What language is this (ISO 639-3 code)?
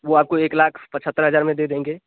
hin